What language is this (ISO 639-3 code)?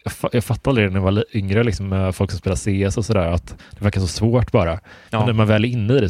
swe